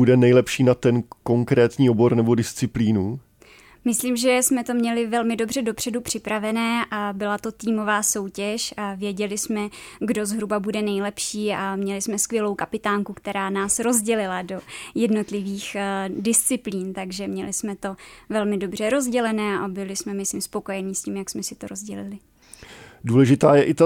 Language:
Czech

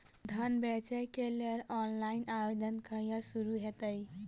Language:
Maithili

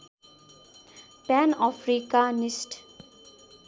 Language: Nepali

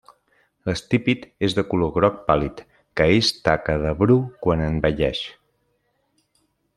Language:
Catalan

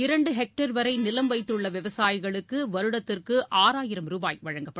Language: Tamil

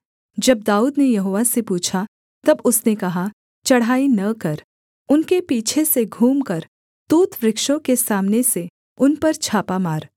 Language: Hindi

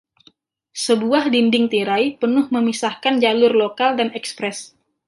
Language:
Indonesian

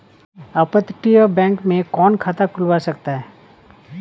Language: Hindi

